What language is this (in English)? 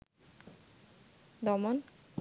Bangla